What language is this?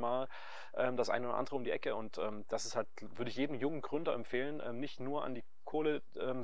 German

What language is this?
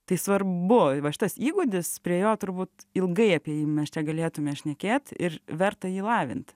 Lithuanian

